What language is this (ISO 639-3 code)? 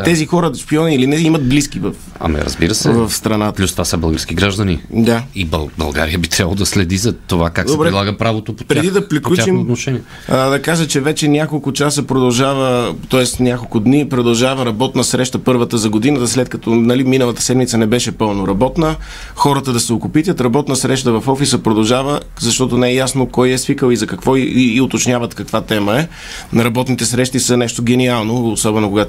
bul